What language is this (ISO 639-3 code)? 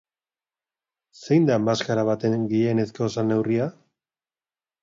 eus